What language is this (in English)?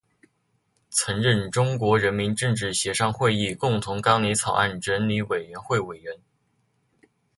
Chinese